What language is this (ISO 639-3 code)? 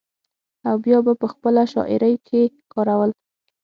pus